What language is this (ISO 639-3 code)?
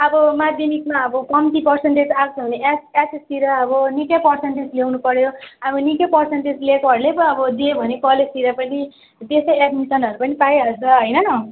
nep